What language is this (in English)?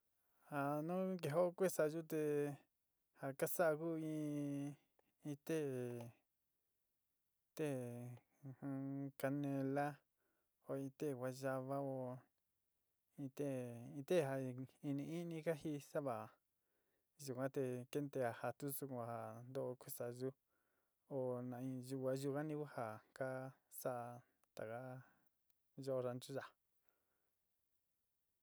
Sinicahua Mixtec